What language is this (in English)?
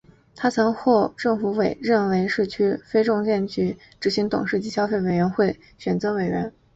Chinese